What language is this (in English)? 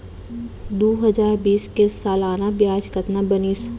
Chhattisgarhi